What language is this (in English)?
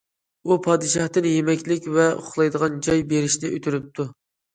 Uyghur